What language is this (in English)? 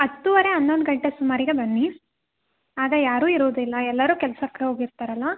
Kannada